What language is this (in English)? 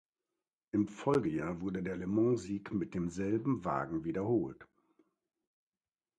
German